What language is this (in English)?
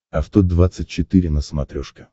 Russian